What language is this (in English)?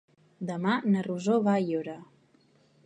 Catalan